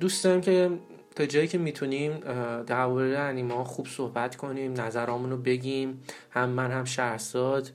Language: Persian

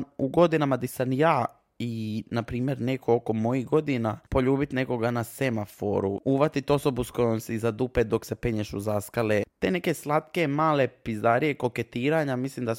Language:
Croatian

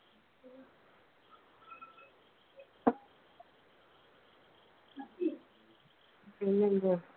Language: Malayalam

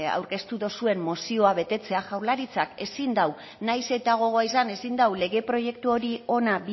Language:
Basque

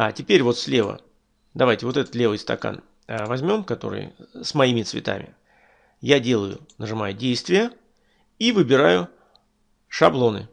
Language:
Russian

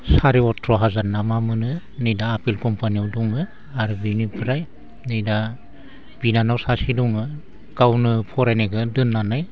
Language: Bodo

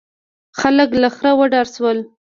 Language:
Pashto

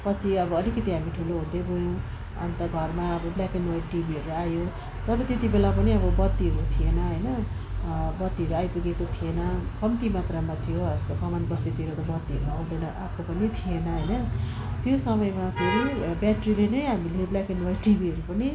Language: Nepali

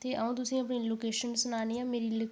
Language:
Dogri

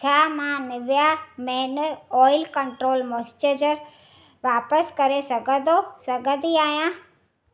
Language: Sindhi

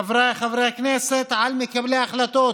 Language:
Hebrew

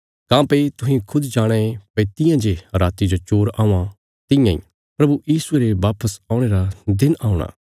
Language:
Bilaspuri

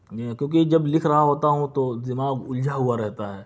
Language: Urdu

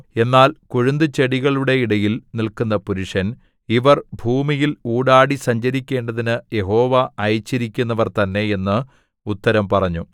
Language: Malayalam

